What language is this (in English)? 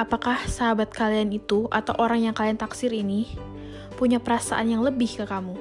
Indonesian